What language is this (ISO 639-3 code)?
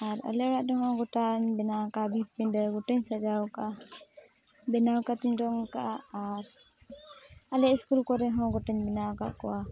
sat